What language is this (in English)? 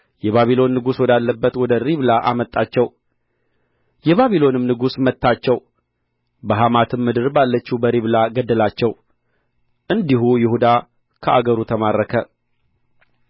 Amharic